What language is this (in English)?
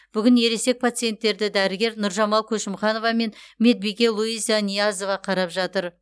Kazakh